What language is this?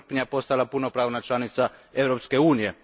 Croatian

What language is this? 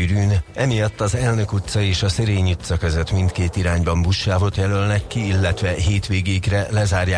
Hungarian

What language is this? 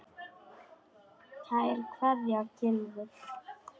Icelandic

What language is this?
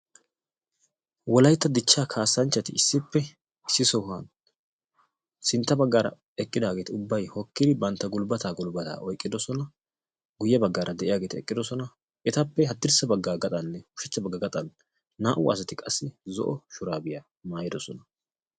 Wolaytta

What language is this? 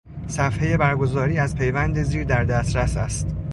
Persian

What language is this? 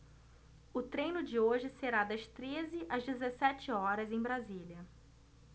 Portuguese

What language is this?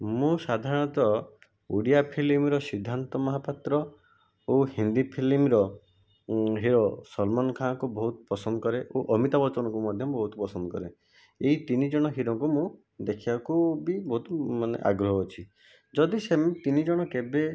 Odia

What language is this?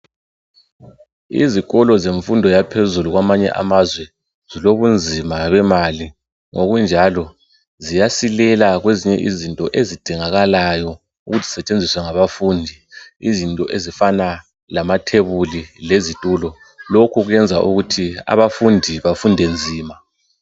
North Ndebele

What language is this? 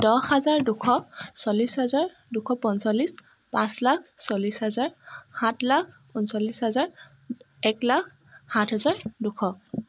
Assamese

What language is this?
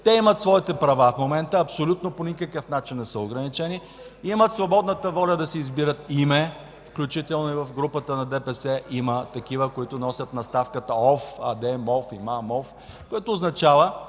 Bulgarian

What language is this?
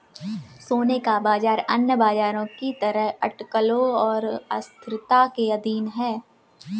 Hindi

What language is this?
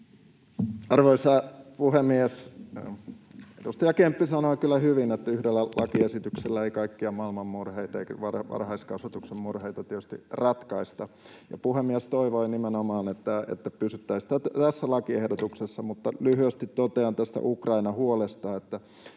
Finnish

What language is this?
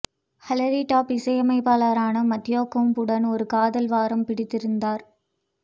Tamil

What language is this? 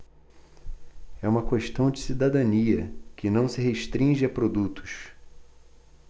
Portuguese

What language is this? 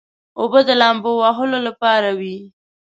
Pashto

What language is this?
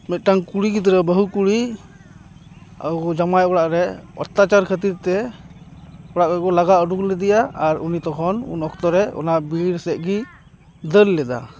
Santali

